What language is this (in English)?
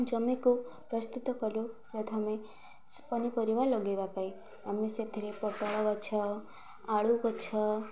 Odia